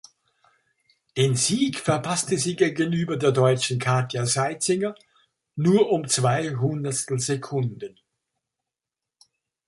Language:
German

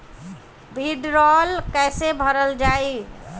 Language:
Bhojpuri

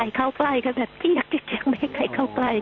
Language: Thai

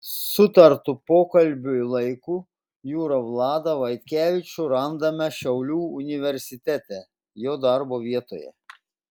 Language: Lithuanian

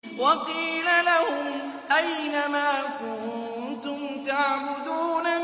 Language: Arabic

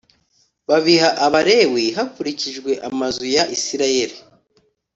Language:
Kinyarwanda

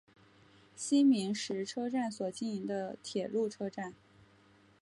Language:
Chinese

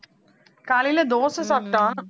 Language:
Tamil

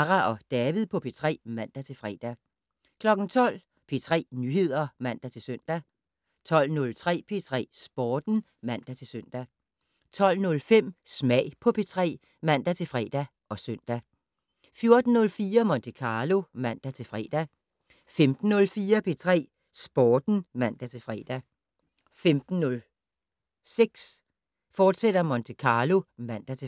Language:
Danish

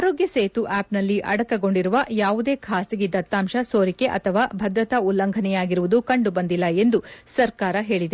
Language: Kannada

